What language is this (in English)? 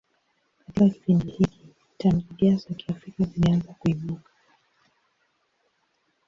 Swahili